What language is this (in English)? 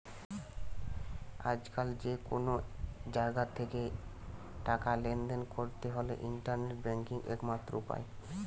Bangla